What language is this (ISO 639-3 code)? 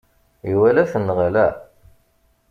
kab